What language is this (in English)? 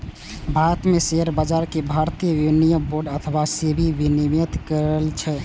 Maithili